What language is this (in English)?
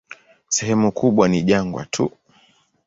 Swahili